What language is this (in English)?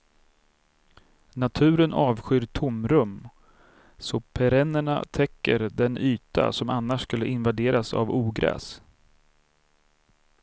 Swedish